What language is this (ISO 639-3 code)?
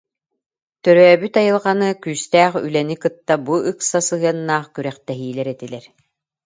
sah